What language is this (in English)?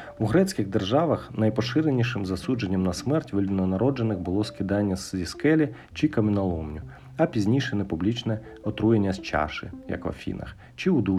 Ukrainian